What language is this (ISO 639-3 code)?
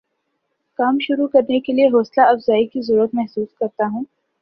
urd